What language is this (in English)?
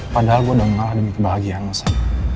Indonesian